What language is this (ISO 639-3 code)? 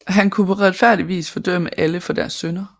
dan